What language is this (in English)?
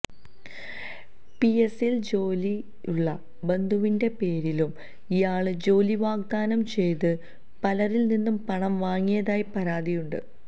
Malayalam